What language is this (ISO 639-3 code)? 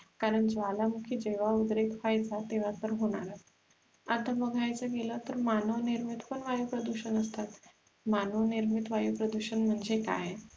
mar